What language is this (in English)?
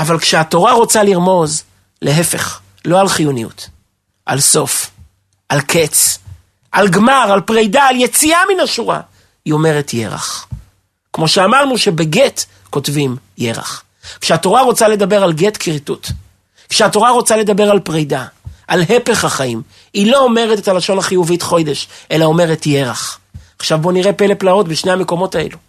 Hebrew